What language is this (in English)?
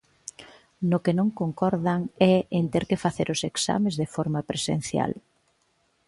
Galician